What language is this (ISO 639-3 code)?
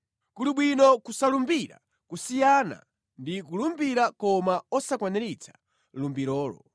nya